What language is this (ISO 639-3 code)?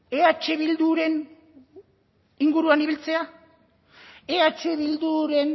eus